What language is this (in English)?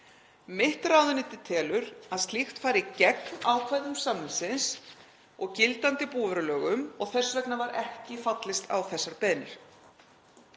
Icelandic